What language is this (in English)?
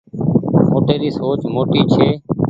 Goaria